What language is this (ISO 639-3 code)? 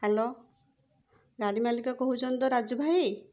ori